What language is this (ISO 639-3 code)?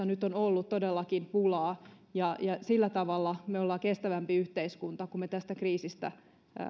fin